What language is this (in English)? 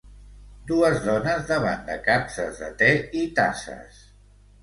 Catalan